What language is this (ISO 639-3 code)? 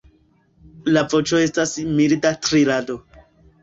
epo